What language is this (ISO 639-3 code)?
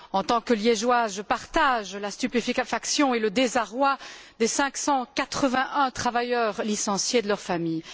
fra